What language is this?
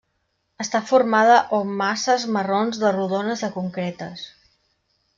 Catalan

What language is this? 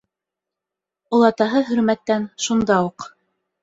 Bashkir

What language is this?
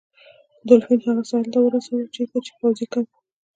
Pashto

